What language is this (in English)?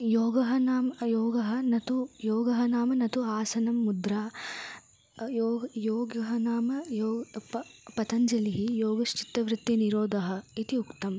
Sanskrit